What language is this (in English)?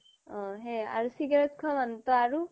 Assamese